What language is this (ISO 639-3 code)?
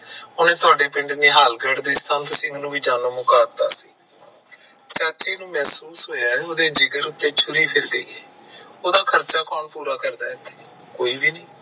pan